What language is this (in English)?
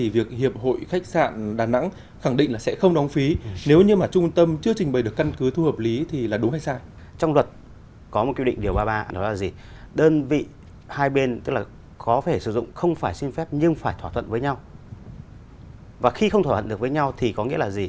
Vietnamese